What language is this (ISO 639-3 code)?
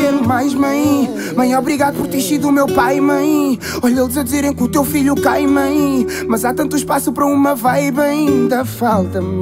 por